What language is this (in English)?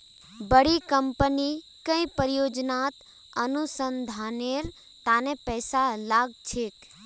Magahi